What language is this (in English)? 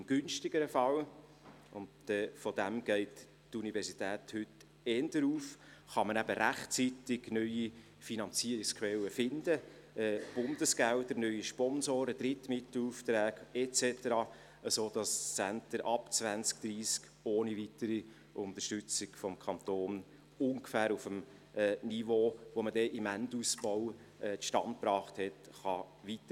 Swiss German